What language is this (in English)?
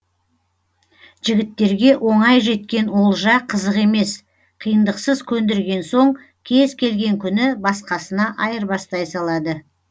Kazakh